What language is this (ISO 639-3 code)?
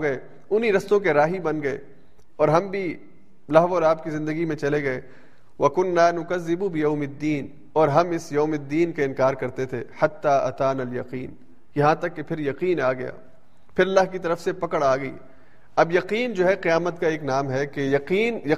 urd